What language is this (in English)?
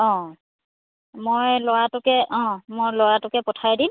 Assamese